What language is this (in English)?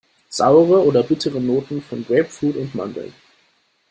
German